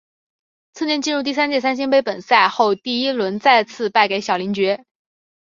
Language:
Chinese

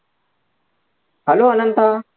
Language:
Marathi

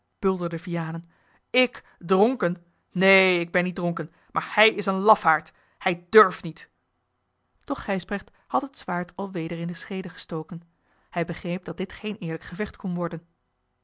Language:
Dutch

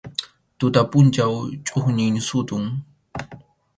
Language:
Arequipa-La Unión Quechua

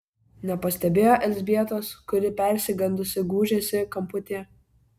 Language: Lithuanian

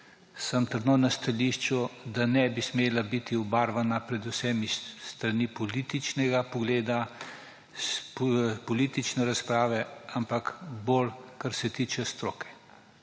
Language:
Slovenian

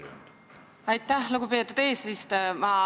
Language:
Estonian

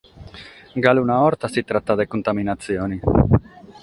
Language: Sardinian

